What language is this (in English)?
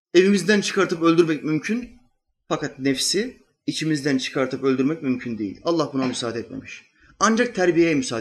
Turkish